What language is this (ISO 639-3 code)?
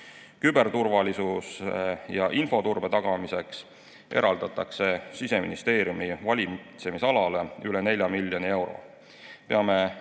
est